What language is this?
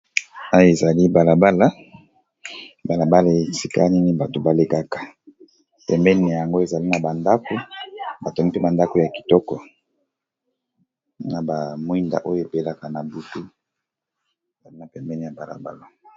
Lingala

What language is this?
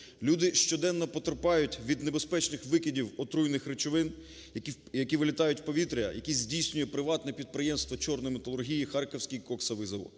Ukrainian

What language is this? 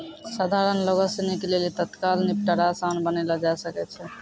Maithili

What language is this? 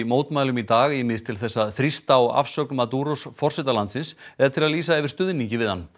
Icelandic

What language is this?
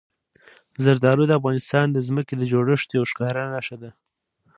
Pashto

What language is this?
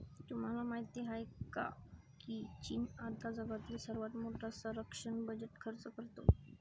Marathi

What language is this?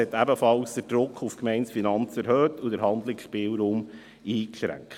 Swiss German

